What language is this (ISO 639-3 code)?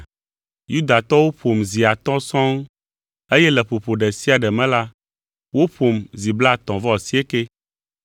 ewe